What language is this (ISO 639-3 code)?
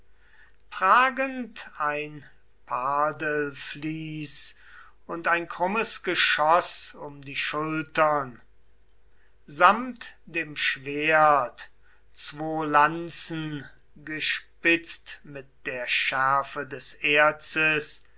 deu